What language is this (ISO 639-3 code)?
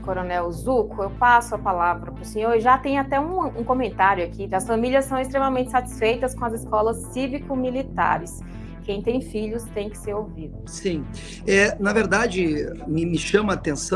por